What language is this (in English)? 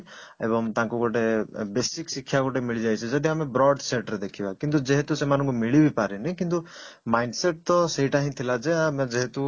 Odia